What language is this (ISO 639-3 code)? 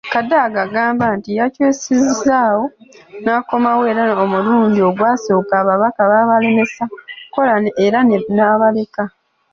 lug